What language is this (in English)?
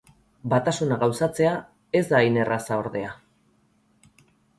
Basque